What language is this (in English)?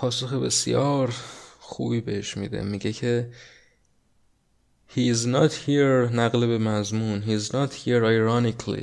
Persian